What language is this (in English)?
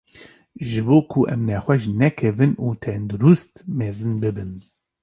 Kurdish